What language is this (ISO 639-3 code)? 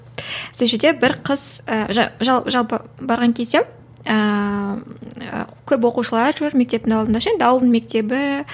kaz